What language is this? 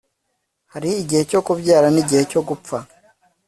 Kinyarwanda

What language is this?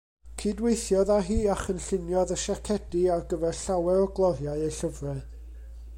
Welsh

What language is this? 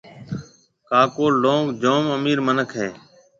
Marwari (Pakistan)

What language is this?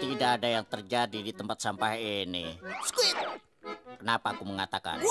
Indonesian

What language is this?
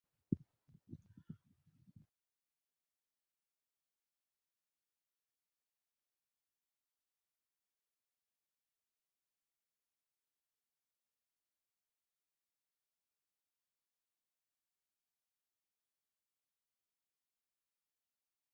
Chinese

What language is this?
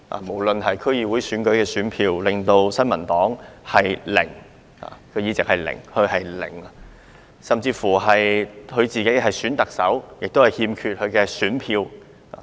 Cantonese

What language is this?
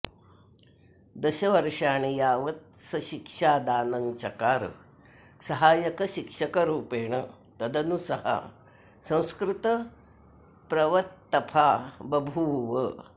Sanskrit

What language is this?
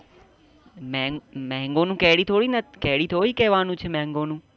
Gujarati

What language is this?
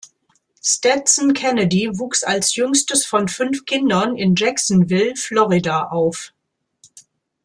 German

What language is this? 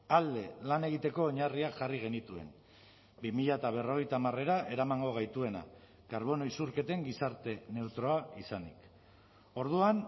Basque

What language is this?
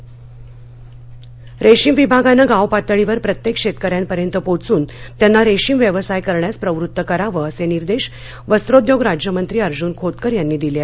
Marathi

